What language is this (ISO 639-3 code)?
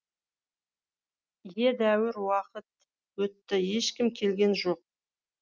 kaz